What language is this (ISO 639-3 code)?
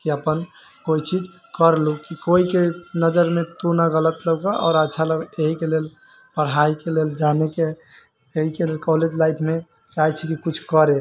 mai